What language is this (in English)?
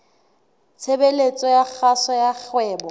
Southern Sotho